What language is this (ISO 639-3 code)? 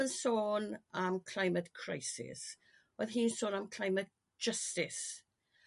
cym